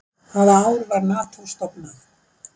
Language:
Icelandic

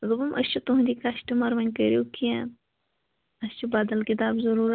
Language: Kashmiri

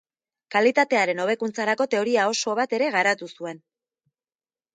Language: Basque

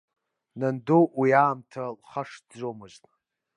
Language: Abkhazian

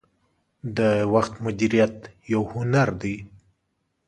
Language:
Pashto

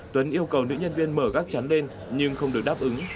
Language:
Vietnamese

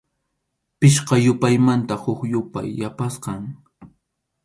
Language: Arequipa-La Unión Quechua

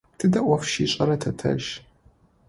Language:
Adyghe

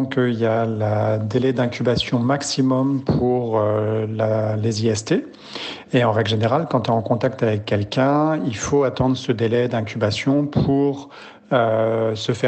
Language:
French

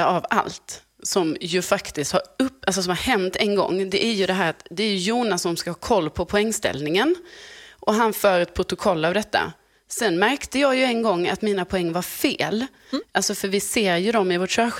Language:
Swedish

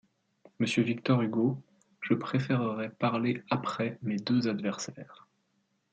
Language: French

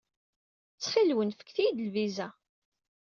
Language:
Kabyle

